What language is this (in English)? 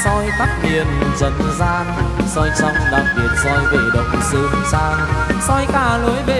Vietnamese